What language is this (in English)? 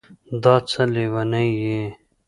Pashto